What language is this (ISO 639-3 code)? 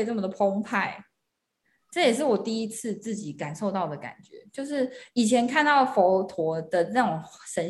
zho